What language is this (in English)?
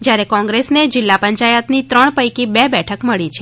Gujarati